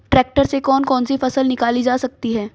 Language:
Hindi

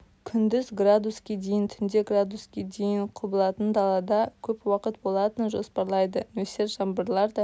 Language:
Kazakh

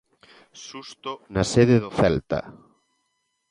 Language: Galician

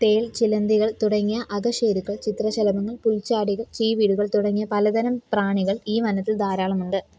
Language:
Malayalam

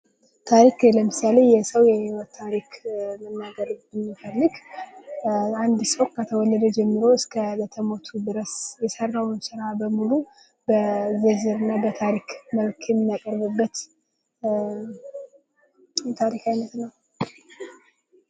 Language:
Amharic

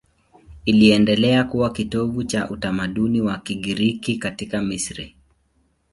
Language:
Swahili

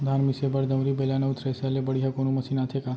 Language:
Chhattisgarhi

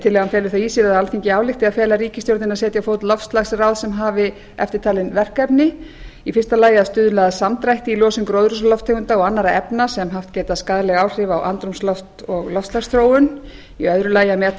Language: Icelandic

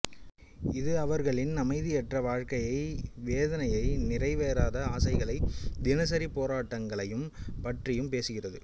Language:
Tamil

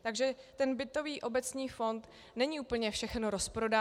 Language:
Czech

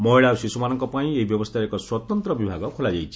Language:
Odia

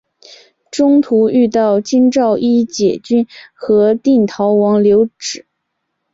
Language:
Chinese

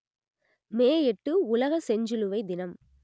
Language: Tamil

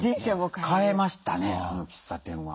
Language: Japanese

